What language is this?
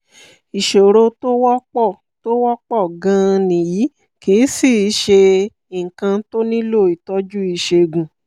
Yoruba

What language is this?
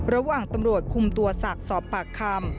Thai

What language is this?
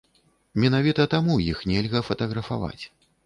Belarusian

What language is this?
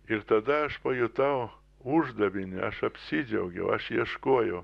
Lithuanian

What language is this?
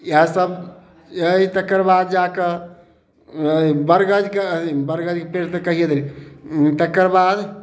Maithili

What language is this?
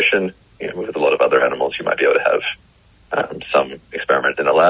Indonesian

